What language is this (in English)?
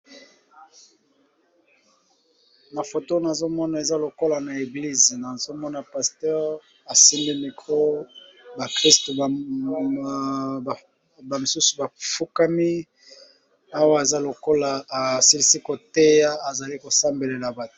Lingala